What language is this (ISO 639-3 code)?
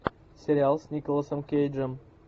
rus